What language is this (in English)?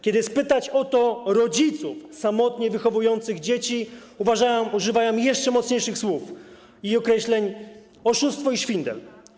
Polish